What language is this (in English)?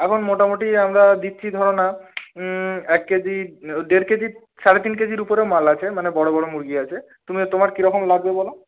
Bangla